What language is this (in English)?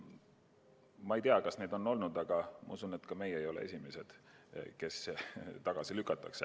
Estonian